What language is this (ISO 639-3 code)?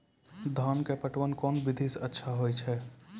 mai